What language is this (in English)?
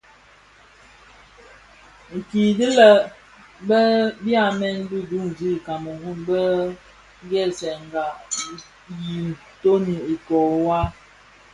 Bafia